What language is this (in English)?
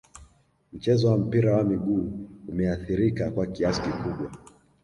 Swahili